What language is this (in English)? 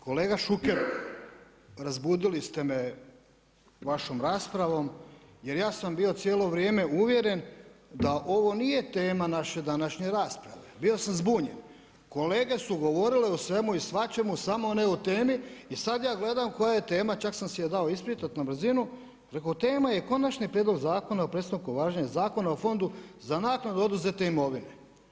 Croatian